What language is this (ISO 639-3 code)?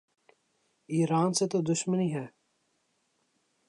urd